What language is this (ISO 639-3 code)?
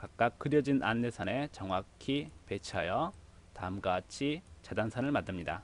kor